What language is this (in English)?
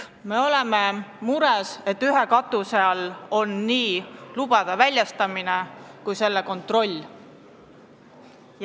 Estonian